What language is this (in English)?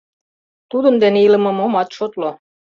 Mari